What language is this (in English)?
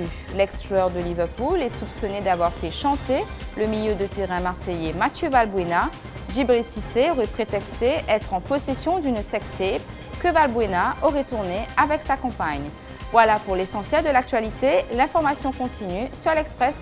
French